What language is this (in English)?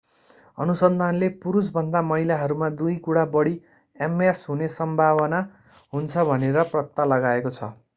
Nepali